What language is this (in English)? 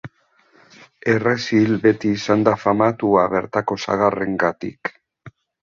Basque